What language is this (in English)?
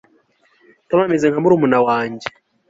Kinyarwanda